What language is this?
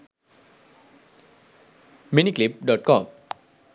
Sinhala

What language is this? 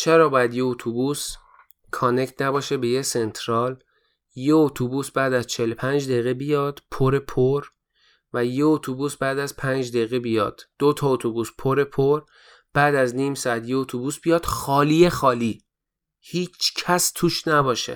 Persian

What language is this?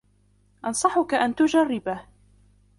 Arabic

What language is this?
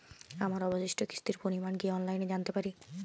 Bangla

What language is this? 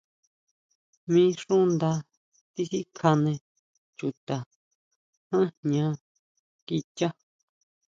Huautla Mazatec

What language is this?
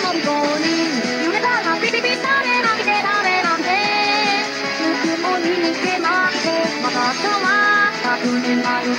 Hindi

